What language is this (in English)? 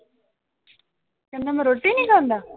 Punjabi